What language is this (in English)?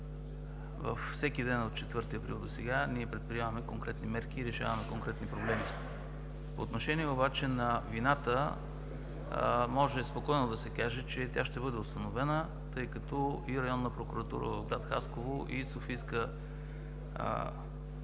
Bulgarian